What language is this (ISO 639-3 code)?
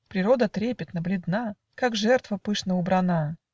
rus